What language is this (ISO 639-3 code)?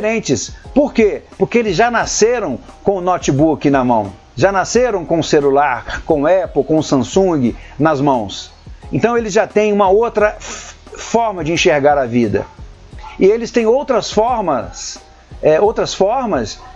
por